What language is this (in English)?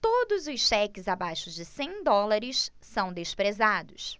Portuguese